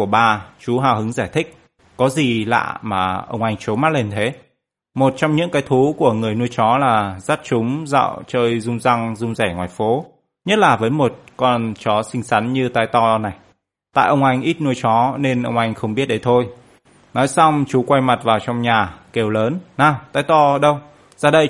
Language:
Vietnamese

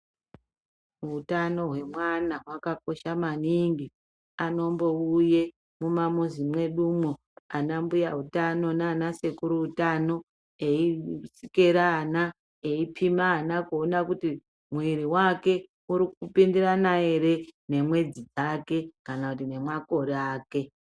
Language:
Ndau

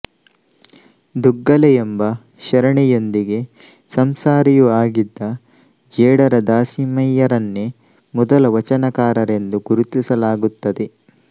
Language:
Kannada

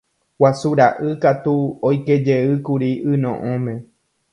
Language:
Guarani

